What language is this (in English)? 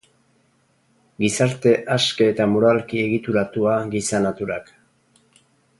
Basque